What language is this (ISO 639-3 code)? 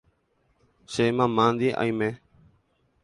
grn